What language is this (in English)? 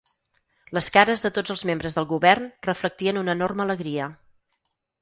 Catalan